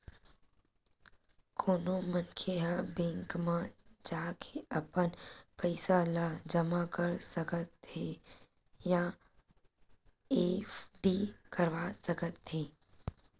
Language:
Chhattisgarhi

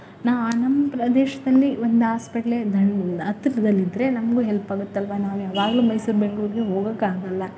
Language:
Kannada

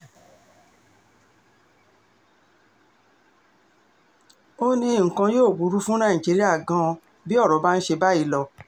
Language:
Yoruba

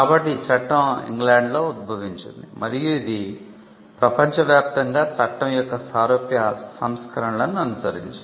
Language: Telugu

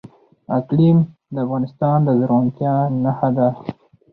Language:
Pashto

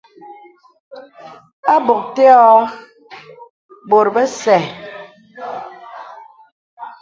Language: Bebele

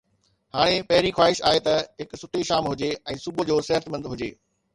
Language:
Sindhi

